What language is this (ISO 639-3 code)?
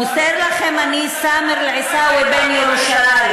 heb